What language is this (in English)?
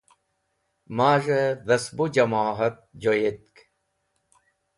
Wakhi